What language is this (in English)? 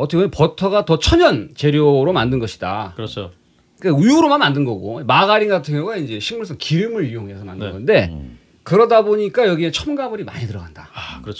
Korean